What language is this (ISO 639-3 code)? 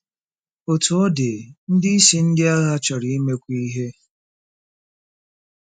ibo